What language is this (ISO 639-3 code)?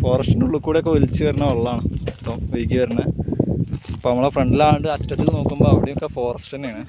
mal